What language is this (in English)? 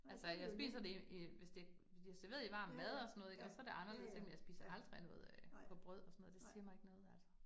Danish